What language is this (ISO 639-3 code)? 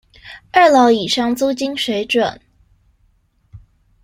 zho